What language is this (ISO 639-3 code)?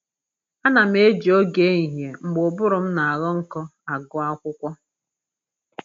ibo